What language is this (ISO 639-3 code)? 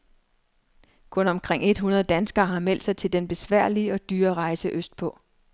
dan